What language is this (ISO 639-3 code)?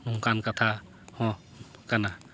sat